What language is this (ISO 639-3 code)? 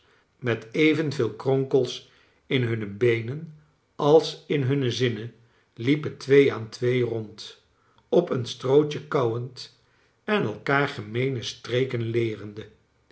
nld